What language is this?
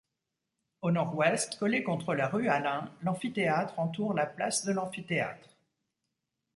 French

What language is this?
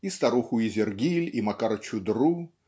Russian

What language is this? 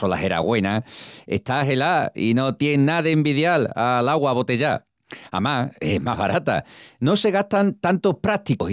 Extremaduran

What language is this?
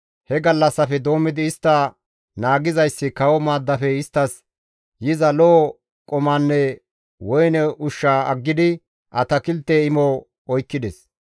Gamo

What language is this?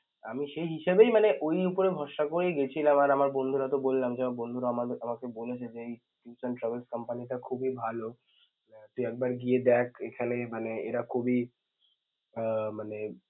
Bangla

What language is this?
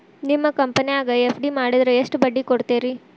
Kannada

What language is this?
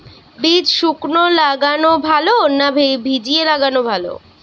Bangla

